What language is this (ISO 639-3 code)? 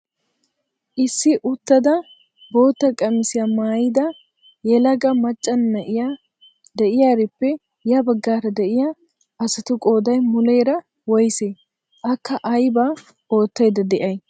wal